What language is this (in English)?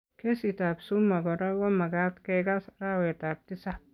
Kalenjin